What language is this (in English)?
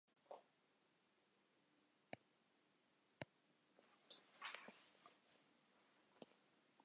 Western Frisian